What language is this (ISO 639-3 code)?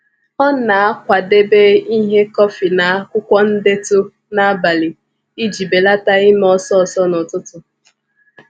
ibo